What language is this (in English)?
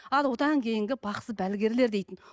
Kazakh